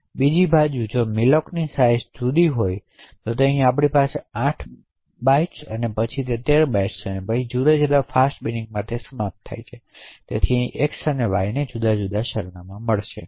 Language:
Gujarati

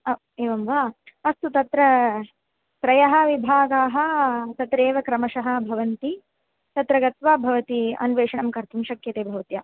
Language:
Sanskrit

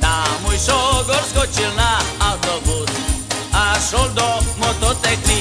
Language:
Slovak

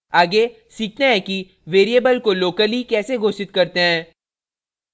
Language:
Hindi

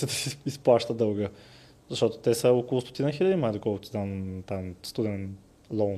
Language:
Bulgarian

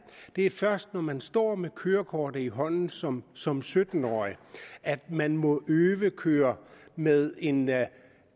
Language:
Danish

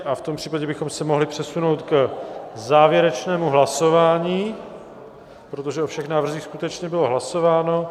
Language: Czech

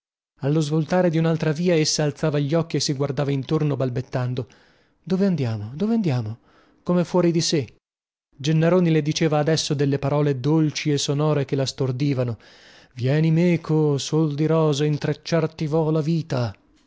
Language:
Italian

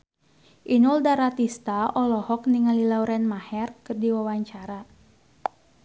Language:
Sundanese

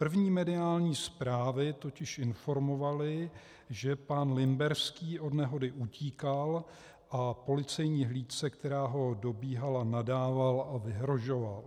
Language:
Czech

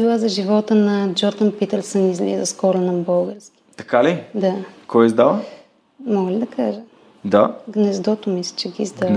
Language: Bulgarian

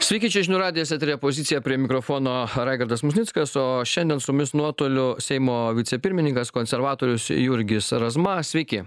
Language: Lithuanian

